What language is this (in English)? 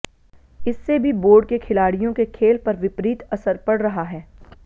Hindi